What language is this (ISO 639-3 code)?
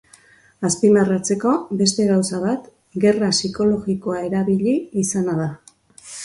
eus